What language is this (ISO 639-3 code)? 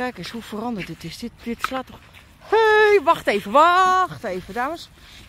nld